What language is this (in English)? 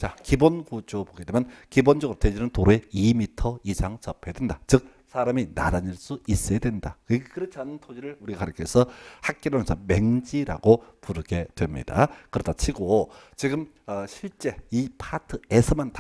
Korean